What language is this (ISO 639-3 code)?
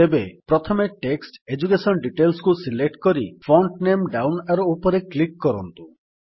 ori